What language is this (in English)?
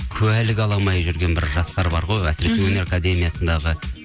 Kazakh